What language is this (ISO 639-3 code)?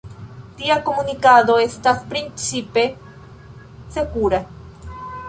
epo